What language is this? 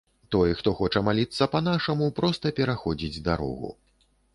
Belarusian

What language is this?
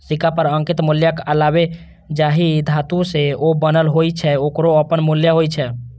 Maithili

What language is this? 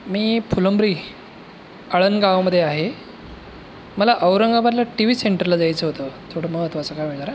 Marathi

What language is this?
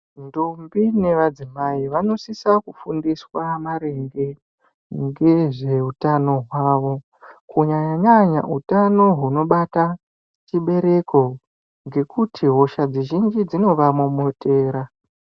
Ndau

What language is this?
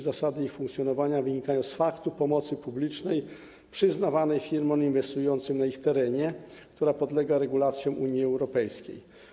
Polish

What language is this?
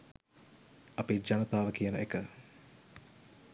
Sinhala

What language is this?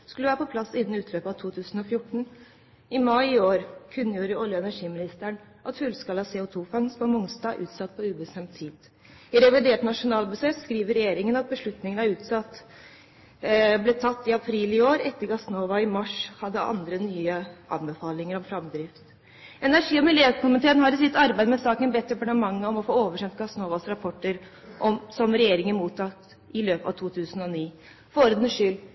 Norwegian Bokmål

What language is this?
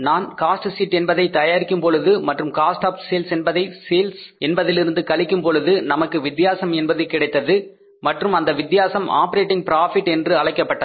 Tamil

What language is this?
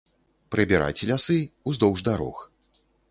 Belarusian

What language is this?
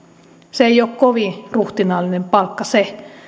Finnish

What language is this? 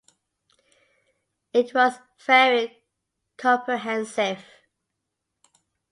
English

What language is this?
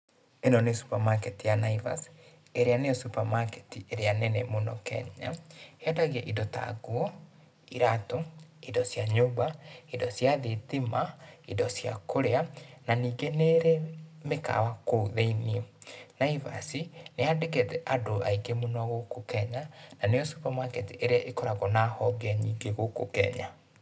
Kikuyu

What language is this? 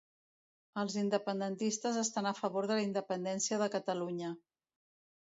Catalan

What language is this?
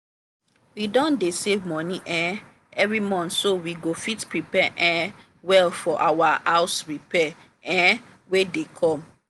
Nigerian Pidgin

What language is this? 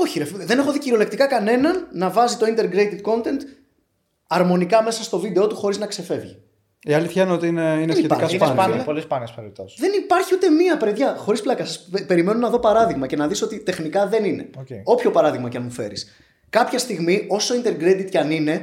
Greek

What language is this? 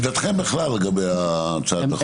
Hebrew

